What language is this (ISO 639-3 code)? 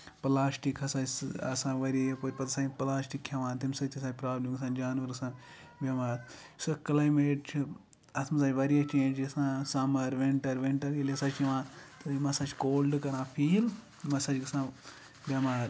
kas